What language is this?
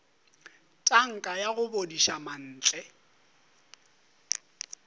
Northern Sotho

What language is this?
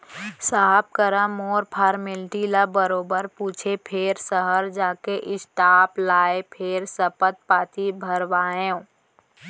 Chhattisgarhi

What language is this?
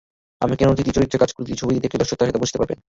Bangla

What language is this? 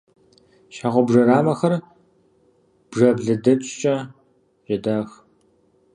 Kabardian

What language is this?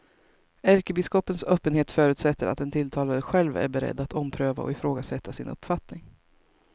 Swedish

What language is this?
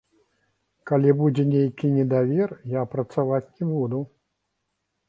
Belarusian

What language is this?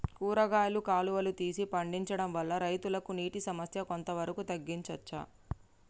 Telugu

